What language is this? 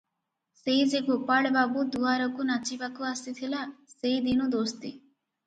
Odia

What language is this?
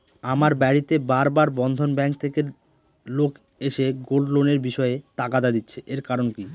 Bangla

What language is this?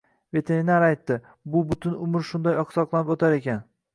Uzbek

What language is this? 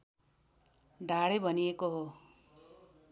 Nepali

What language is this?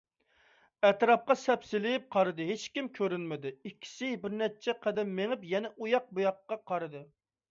Uyghur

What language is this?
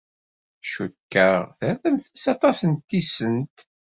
Kabyle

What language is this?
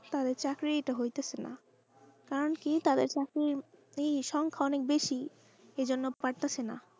Bangla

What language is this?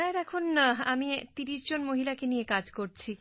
Bangla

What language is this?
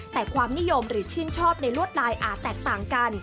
Thai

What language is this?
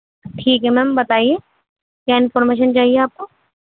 Urdu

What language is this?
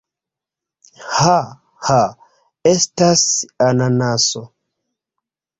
Esperanto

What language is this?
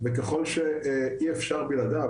Hebrew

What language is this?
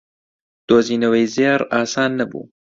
Central Kurdish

